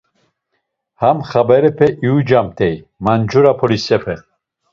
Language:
Laz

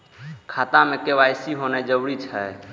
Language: Maithili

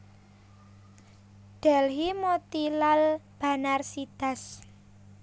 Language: Javanese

